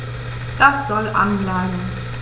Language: German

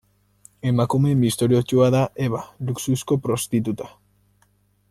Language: Basque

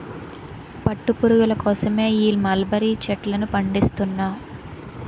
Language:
Telugu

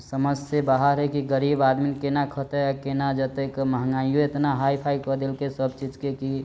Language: Maithili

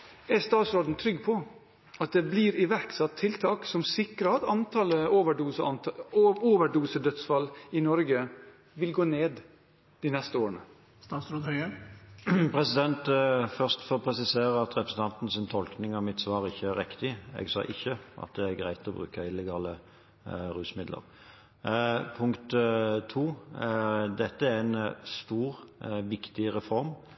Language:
Norwegian Bokmål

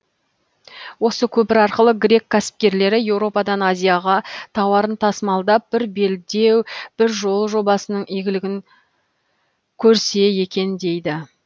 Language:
Kazakh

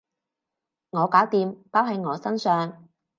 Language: Cantonese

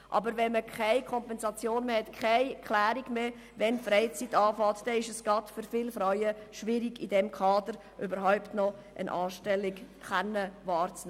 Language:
Swiss German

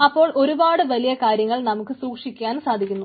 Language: Malayalam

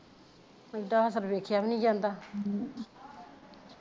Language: Punjabi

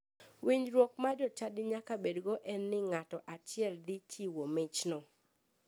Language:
Luo (Kenya and Tanzania)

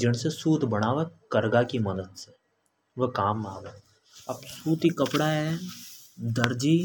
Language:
Hadothi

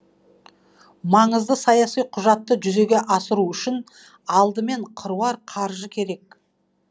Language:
Kazakh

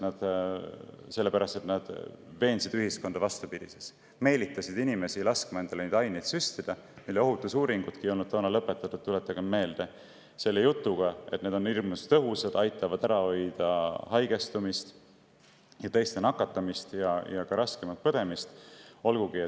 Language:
Estonian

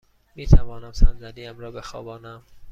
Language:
Persian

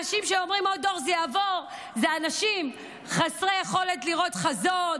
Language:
Hebrew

